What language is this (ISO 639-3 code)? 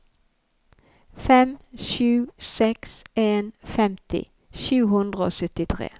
nor